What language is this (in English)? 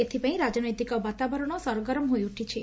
Odia